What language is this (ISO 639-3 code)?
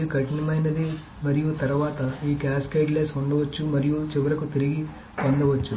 tel